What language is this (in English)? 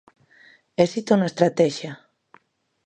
Galician